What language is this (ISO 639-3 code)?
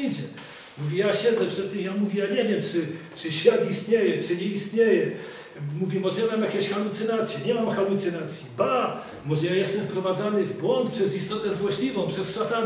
pol